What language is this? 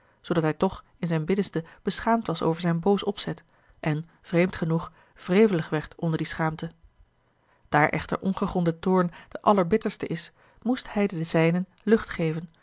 Dutch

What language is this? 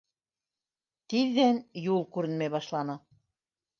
Bashkir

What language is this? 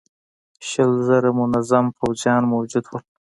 Pashto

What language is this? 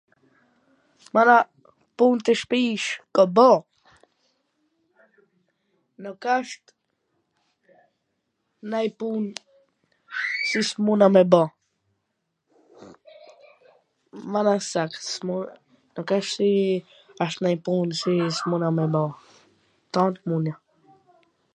Gheg Albanian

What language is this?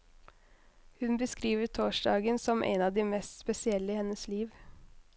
Norwegian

